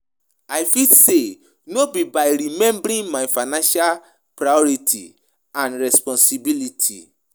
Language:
Nigerian Pidgin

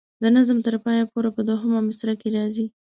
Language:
Pashto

